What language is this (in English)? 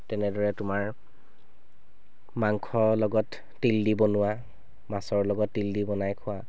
Assamese